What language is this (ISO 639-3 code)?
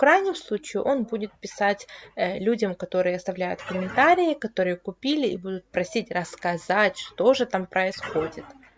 rus